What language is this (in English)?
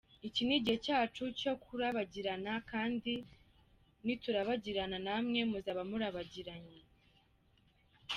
Kinyarwanda